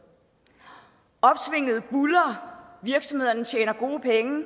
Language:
Danish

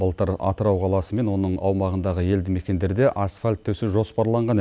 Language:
Kazakh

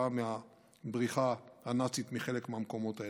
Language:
Hebrew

